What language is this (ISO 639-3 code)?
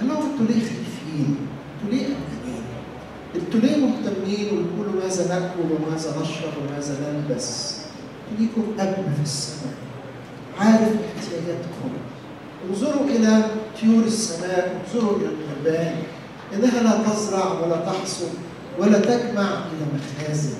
ara